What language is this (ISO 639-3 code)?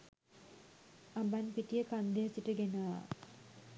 sin